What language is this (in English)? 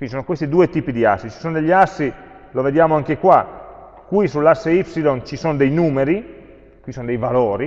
Italian